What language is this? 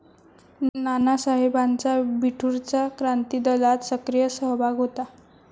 Marathi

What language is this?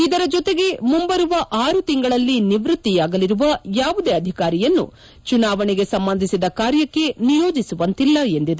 Kannada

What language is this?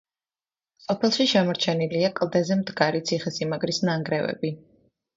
Georgian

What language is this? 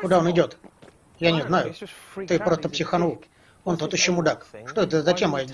Russian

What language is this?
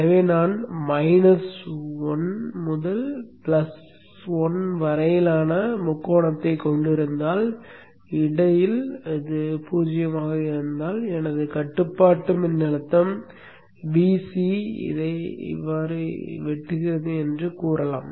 Tamil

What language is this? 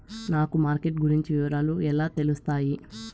Telugu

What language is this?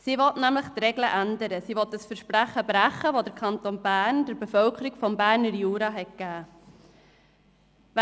Swiss German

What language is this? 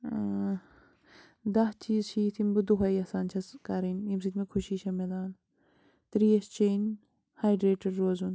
Kashmiri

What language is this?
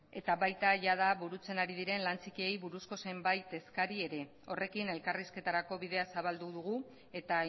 Basque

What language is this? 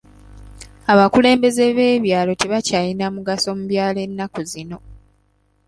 Ganda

